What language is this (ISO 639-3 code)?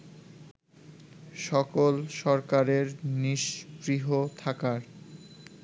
ben